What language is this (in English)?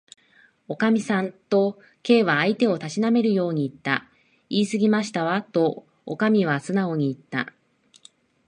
Japanese